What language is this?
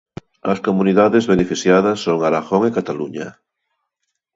Galician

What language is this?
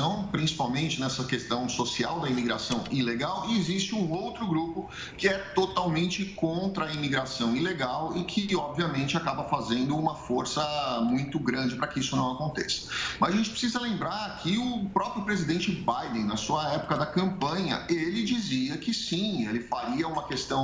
Portuguese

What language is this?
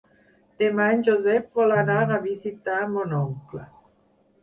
Catalan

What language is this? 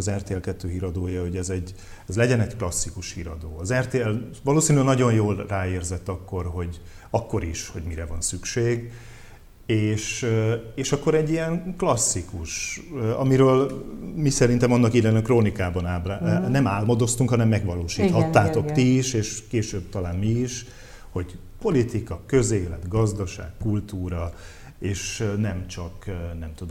Hungarian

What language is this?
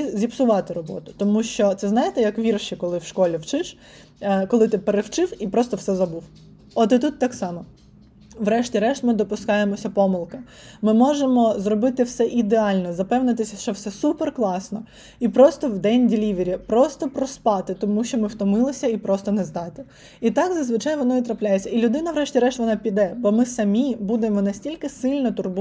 Ukrainian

